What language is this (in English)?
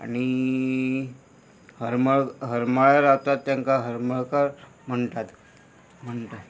Konkani